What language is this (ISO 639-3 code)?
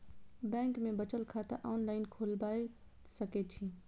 mai